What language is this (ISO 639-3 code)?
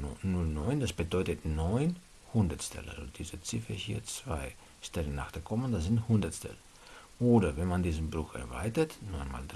deu